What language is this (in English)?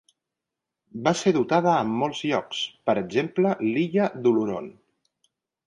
Catalan